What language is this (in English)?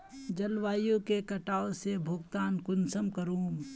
Magahi